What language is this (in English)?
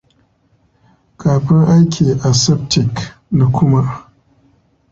Hausa